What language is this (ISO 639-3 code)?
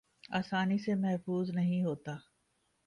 urd